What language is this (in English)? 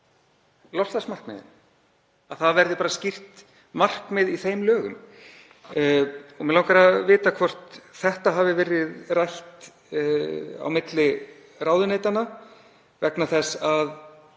Icelandic